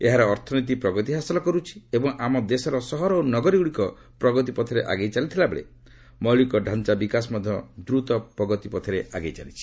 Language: Odia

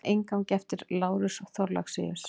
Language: Icelandic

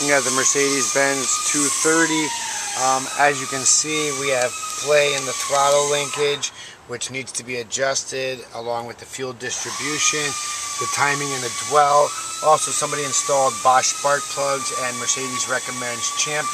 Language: English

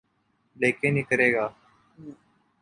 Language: Urdu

